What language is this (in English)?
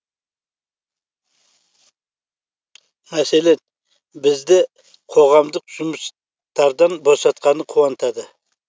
Kazakh